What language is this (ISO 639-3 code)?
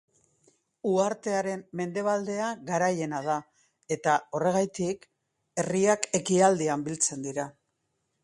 eus